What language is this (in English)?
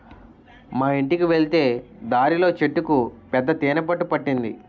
Telugu